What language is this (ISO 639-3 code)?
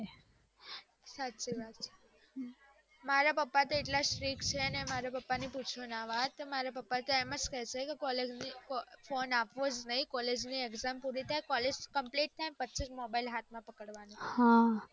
guj